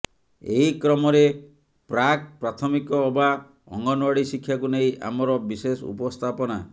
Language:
Odia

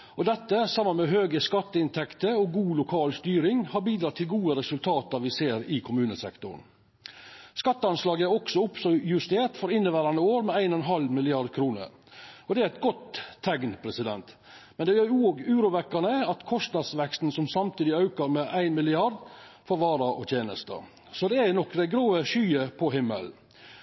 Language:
Norwegian Nynorsk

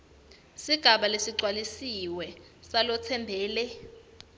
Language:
Swati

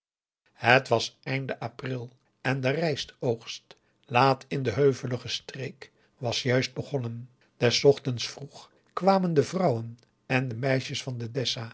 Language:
Dutch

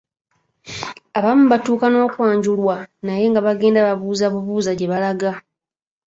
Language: Ganda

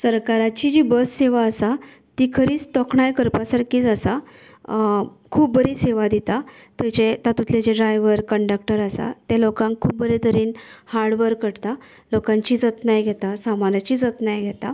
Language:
Konkani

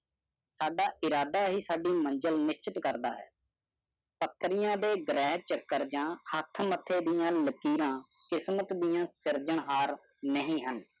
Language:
Punjabi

